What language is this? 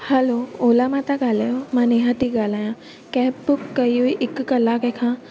Sindhi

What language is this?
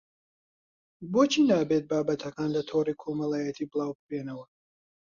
Central Kurdish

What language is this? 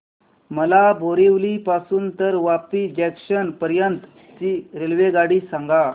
Marathi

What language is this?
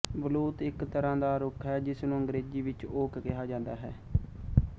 Punjabi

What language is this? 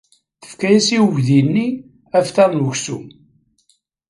Kabyle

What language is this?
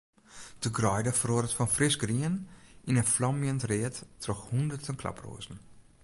Western Frisian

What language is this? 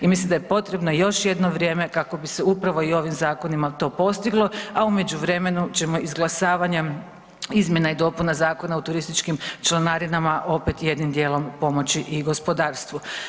Croatian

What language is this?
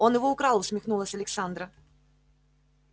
Russian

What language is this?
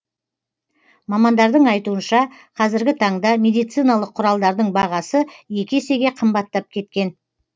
Kazakh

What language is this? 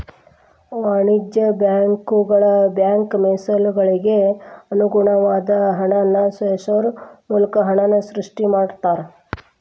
Kannada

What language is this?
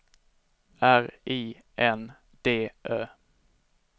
Swedish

